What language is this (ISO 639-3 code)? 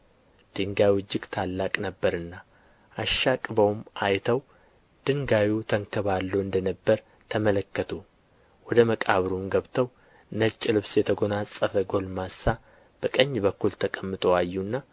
amh